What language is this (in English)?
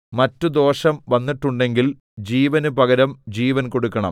Malayalam